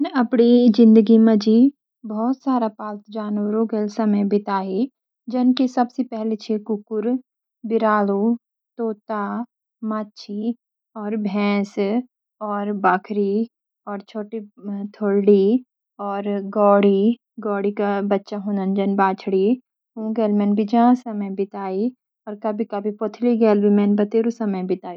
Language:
Garhwali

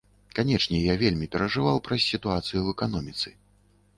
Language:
Belarusian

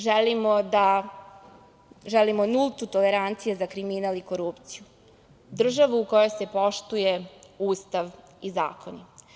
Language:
Serbian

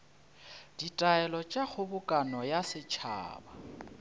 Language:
Northern Sotho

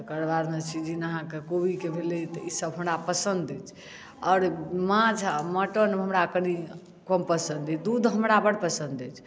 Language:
Maithili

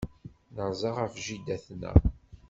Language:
Kabyle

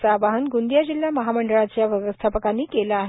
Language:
Marathi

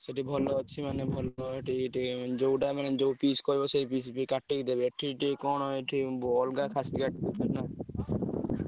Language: Odia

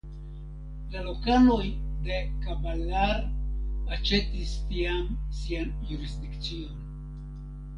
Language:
Esperanto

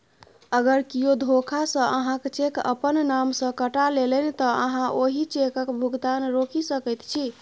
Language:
Maithili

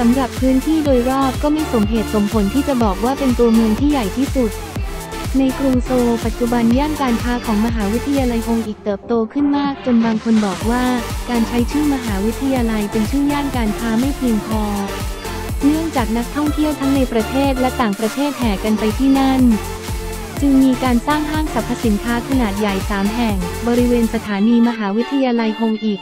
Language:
Thai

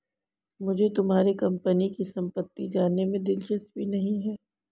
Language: Hindi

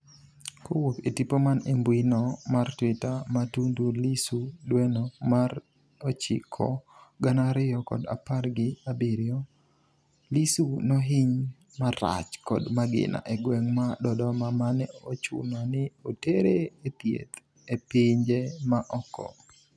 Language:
Luo (Kenya and Tanzania)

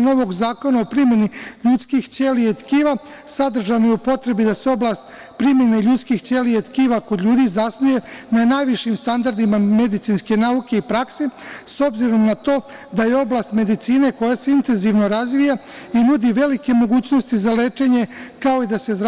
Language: Serbian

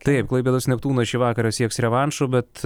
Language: Lithuanian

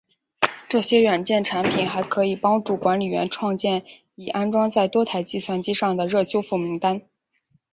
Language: Chinese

